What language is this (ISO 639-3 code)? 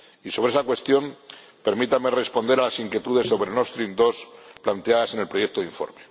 spa